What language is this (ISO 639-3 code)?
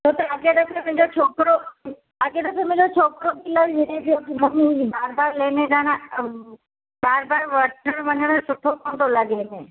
snd